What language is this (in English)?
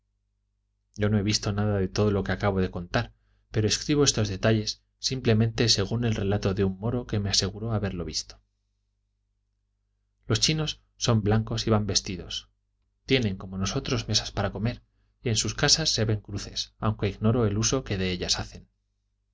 Spanish